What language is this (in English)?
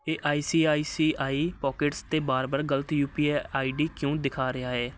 Punjabi